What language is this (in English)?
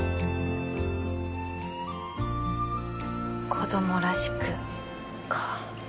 Japanese